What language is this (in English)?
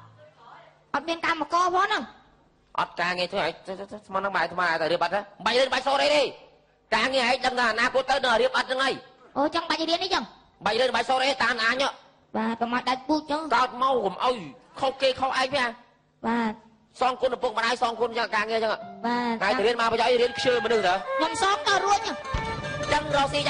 Thai